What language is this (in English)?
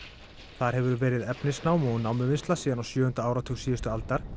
Icelandic